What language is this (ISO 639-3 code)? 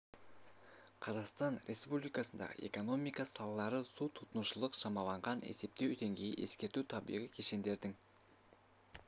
kaz